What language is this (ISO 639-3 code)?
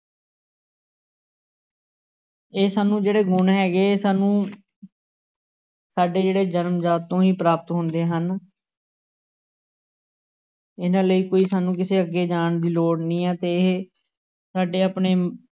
pan